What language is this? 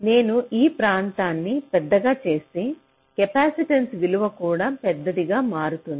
Telugu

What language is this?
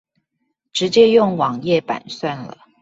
Chinese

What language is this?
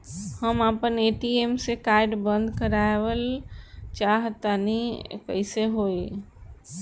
Bhojpuri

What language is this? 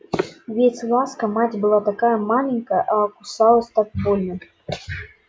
Russian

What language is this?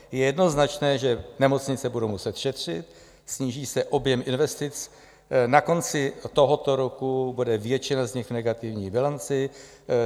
Czech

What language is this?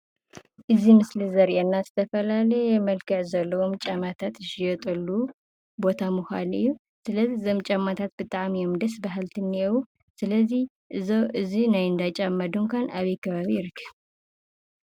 Tigrinya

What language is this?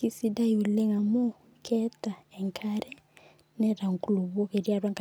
Masai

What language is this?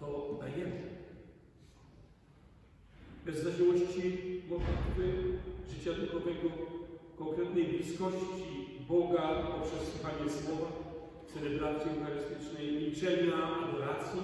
Polish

